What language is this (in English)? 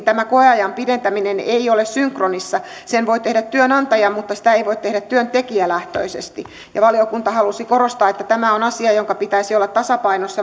Finnish